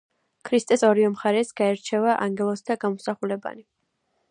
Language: Georgian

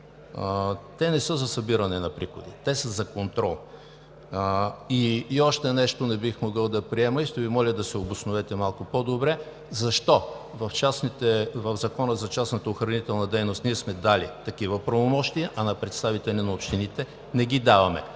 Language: Bulgarian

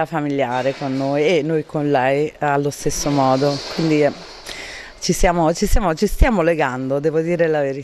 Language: Italian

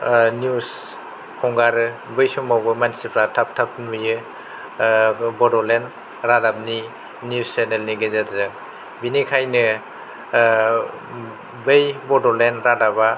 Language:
Bodo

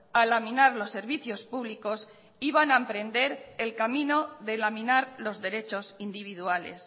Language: Spanish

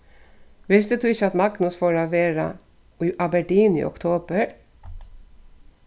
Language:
Faroese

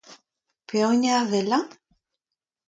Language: Breton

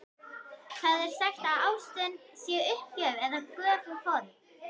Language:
Icelandic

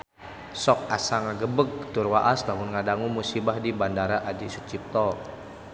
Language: Sundanese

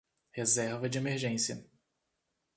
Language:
Portuguese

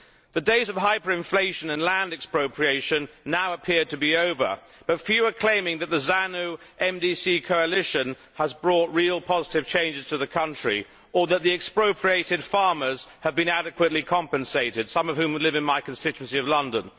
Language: English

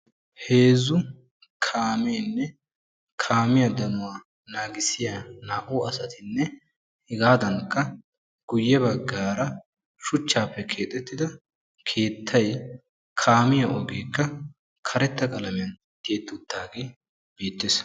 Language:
Wolaytta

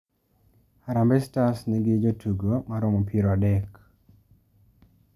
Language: Luo (Kenya and Tanzania)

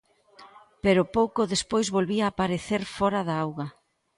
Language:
Galician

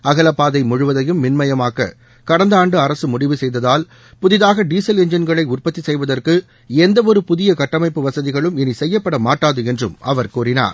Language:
Tamil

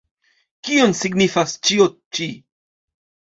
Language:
Esperanto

